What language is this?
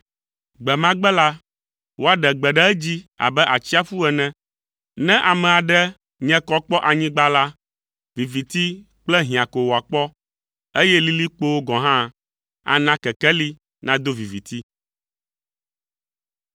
Ewe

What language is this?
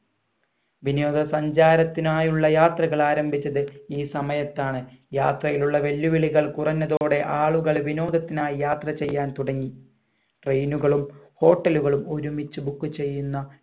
Malayalam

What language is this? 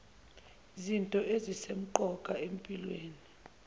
Zulu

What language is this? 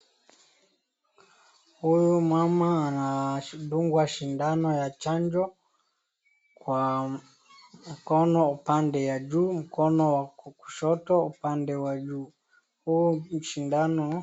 Swahili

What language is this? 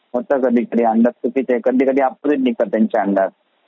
Marathi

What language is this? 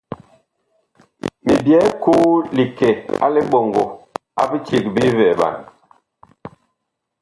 Bakoko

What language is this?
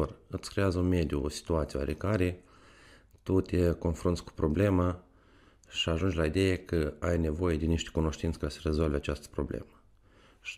Romanian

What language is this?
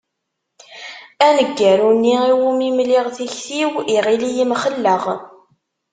Kabyle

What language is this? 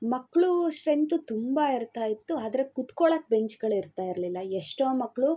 Kannada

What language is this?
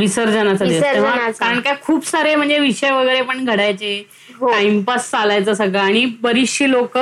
Marathi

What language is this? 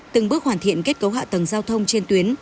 Vietnamese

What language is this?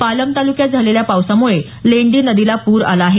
Marathi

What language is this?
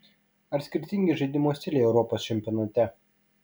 Lithuanian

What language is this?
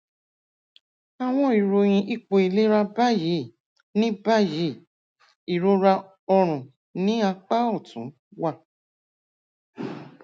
Yoruba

